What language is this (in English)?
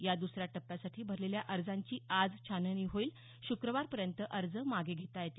Marathi